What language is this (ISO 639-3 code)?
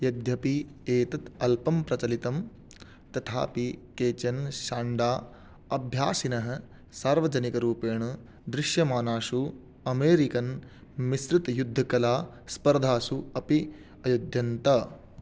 san